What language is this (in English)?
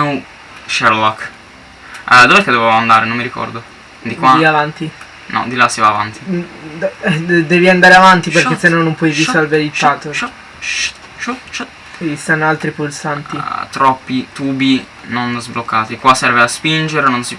Italian